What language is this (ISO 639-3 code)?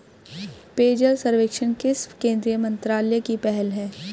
hin